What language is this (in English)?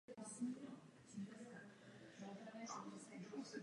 Czech